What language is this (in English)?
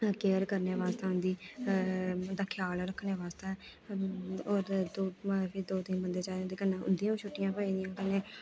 Dogri